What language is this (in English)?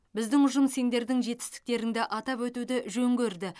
Kazakh